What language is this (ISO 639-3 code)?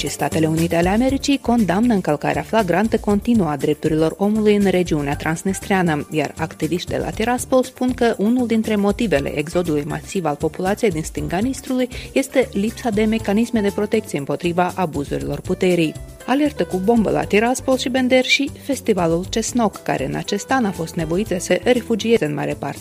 ron